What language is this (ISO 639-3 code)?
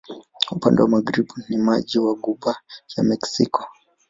swa